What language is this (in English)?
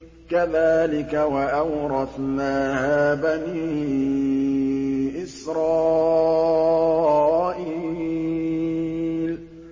Arabic